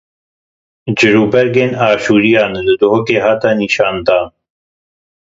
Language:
Kurdish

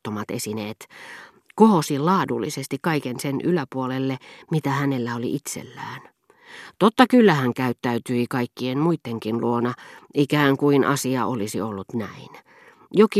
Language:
Finnish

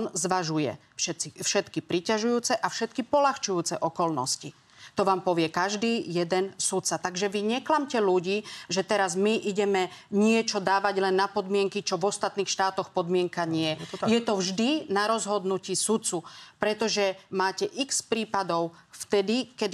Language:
Slovak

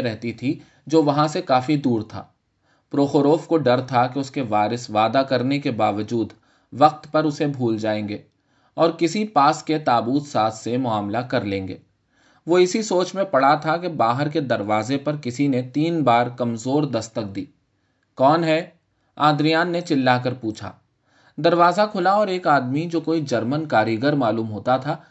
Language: Urdu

